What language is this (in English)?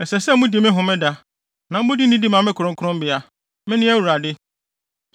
Akan